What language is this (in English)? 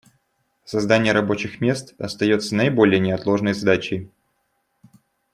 Russian